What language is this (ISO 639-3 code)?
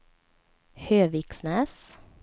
swe